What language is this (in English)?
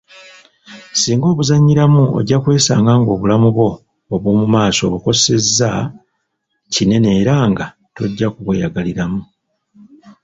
Ganda